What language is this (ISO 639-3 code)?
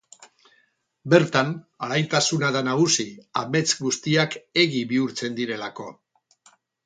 eus